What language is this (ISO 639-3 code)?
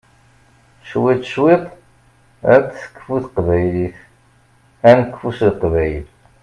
kab